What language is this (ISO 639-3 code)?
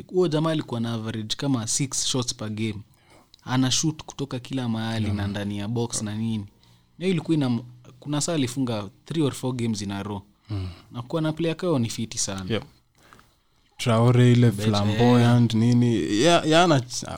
swa